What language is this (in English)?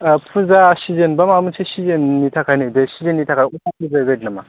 Bodo